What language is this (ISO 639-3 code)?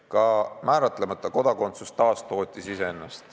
est